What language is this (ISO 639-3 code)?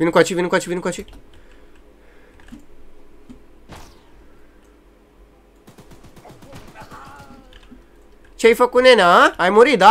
ron